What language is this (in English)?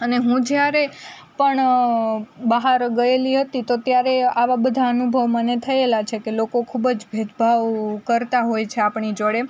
Gujarati